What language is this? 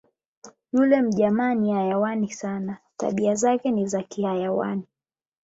Swahili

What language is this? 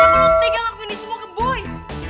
Indonesian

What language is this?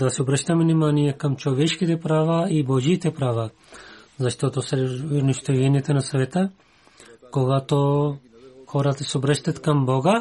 Bulgarian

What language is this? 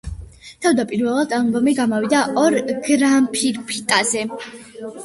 Georgian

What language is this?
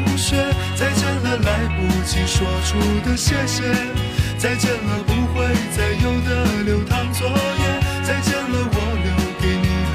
Chinese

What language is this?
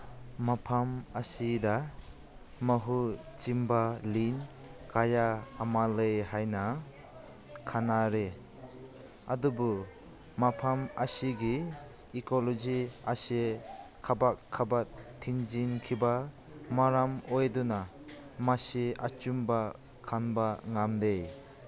Manipuri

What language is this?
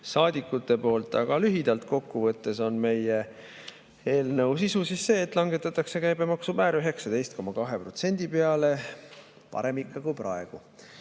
Estonian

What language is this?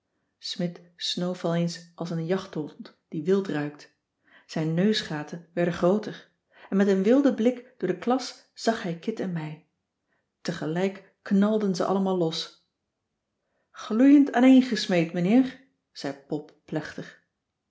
Dutch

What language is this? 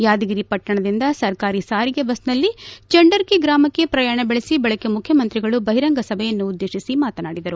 Kannada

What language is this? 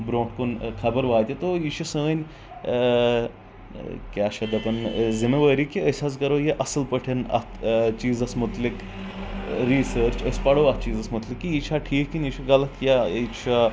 Kashmiri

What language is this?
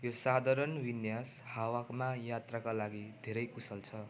Nepali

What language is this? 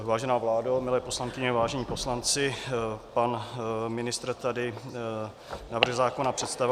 Czech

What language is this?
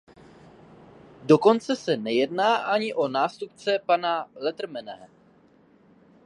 Czech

